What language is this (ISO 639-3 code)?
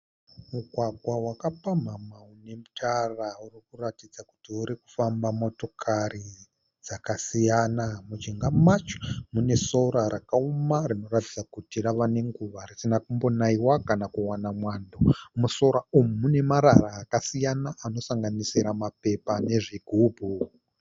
sna